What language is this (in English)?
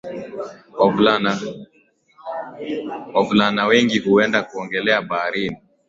Swahili